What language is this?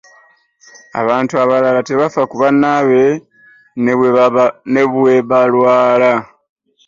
Ganda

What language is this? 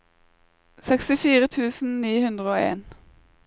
Norwegian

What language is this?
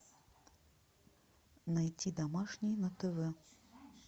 Russian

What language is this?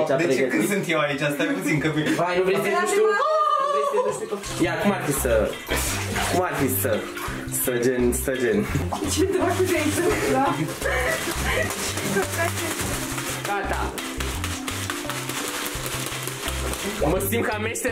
Romanian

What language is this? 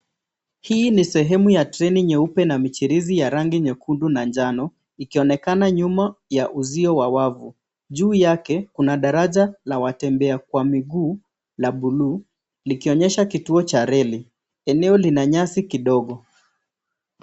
Swahili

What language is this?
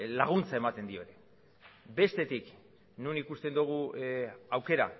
Basque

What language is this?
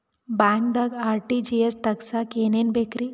Kannada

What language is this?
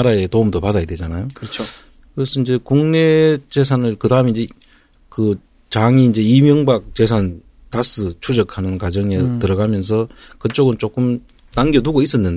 Korean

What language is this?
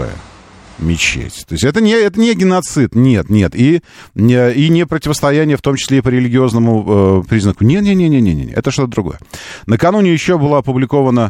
Russian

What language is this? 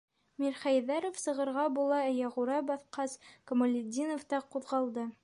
Bashkir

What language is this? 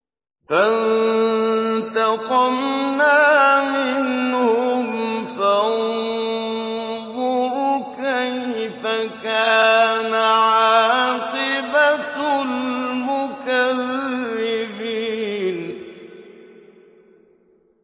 Arabic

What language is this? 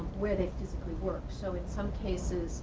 English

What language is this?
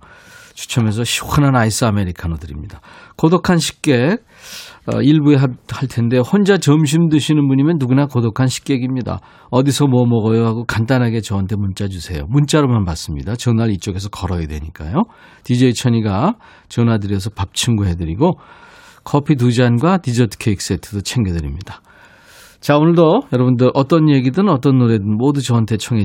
Korean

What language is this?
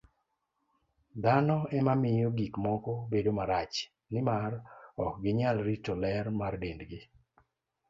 Luo (Kenya and Tanzania)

